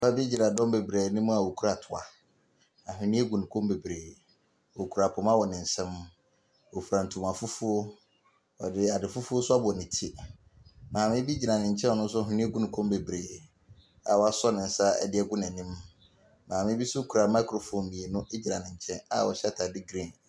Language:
Akan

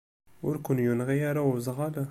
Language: Kabyle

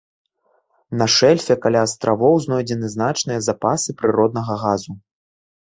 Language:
Belarusian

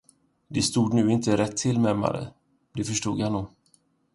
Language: Swedish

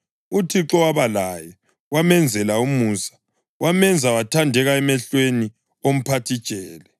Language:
North Ndebele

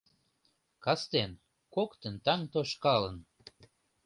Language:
Mari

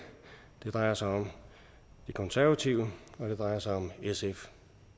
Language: Danish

